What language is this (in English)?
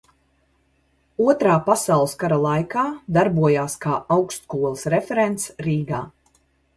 Latvian